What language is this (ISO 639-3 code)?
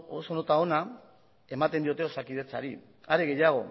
eus